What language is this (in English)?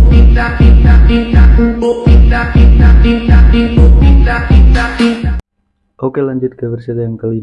Indonesian